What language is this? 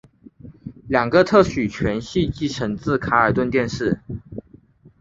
Chinese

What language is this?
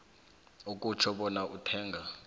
South Ndebele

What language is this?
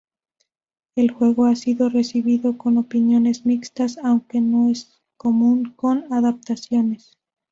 Spanish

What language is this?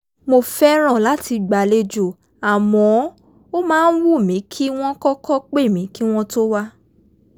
Yoruba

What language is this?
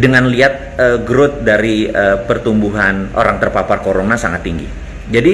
Indonesian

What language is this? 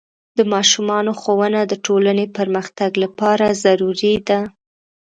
Pashto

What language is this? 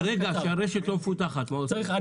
Hebrew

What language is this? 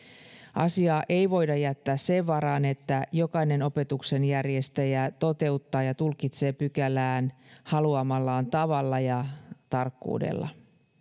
Finnish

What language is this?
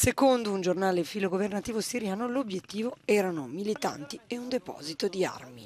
Italian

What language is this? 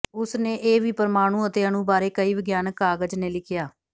Punjabi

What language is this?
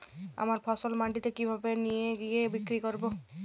Bangla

